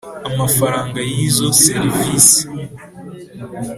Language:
Kinyarwanda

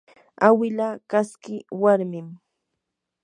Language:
Yanahuanca Pasco Quechua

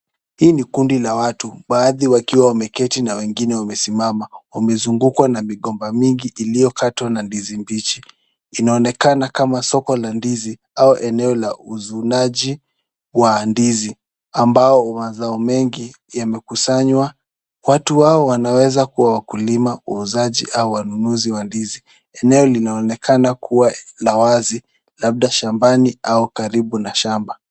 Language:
Swahili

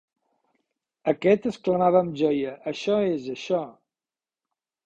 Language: Catalan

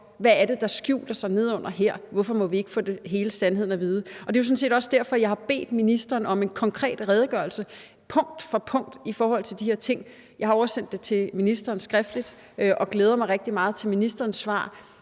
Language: Danish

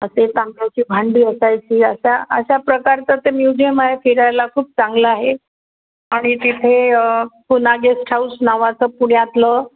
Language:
Marathi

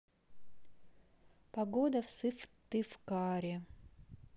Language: Russian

